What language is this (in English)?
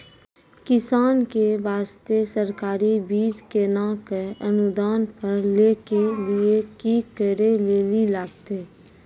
Maithili